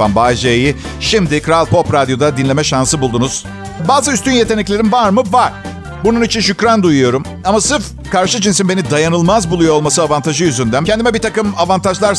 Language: Turkish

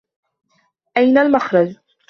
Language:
Arabic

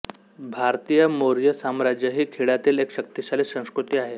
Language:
Marathi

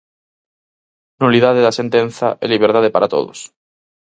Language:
Galician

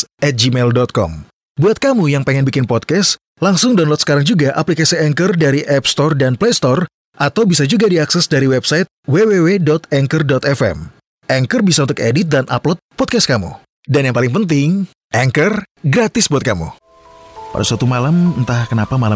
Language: Indonesian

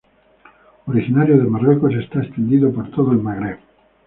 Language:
Spanish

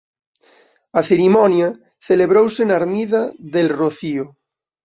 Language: Galician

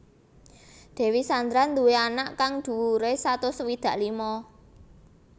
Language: Javanese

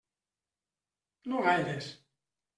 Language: Catalan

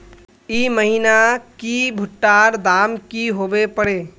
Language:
Magahi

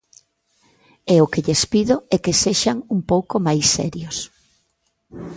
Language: Galician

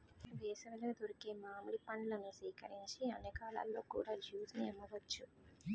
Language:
Telugu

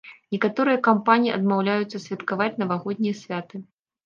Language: Belarusian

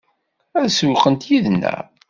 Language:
Kabyle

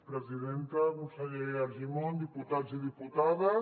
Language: Catalan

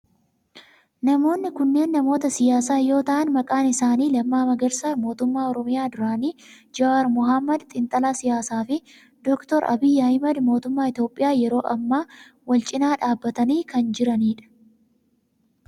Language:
Oromo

